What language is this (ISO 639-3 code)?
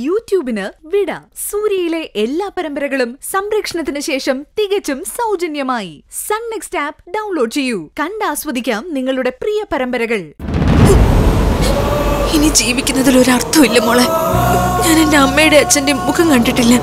mal